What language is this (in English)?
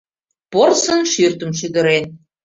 Mari